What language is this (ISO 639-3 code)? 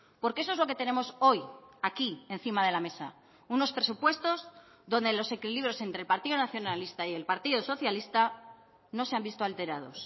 spa